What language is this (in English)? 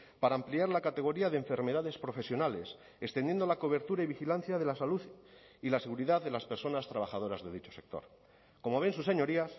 Spanish